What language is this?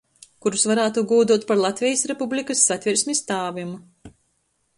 Latgalian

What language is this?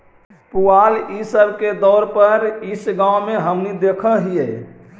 Magahi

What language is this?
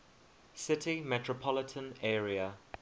English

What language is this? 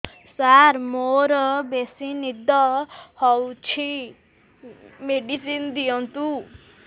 Odia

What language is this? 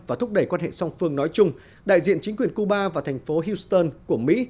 Vietnamese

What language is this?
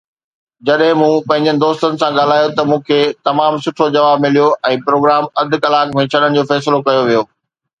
Sindhi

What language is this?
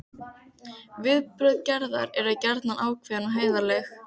Icelandic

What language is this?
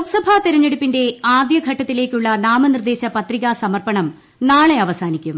Malayalam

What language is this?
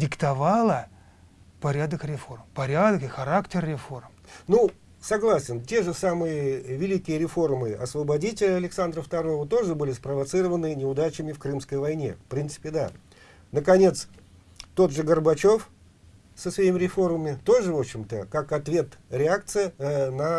Russian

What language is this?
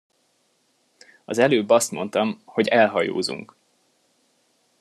Hungarian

